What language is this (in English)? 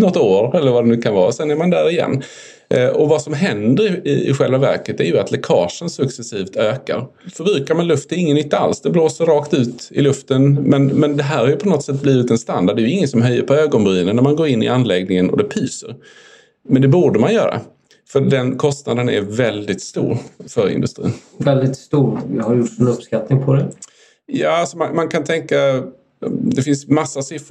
Swedish